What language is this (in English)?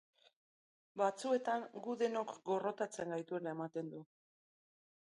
Basque